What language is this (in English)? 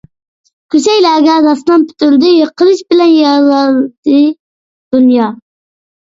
Uyghur